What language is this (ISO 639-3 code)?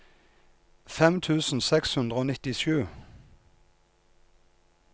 nor